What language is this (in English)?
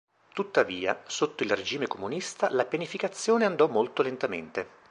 Italian